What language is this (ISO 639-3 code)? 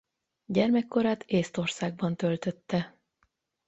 hun